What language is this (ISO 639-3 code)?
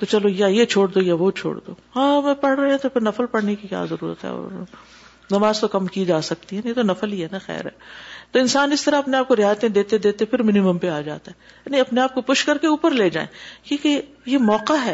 urd